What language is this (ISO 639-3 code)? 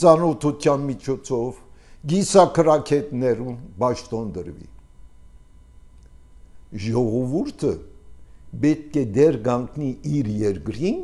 tur